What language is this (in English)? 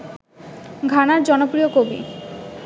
Bangla